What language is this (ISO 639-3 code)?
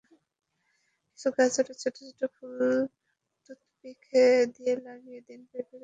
ben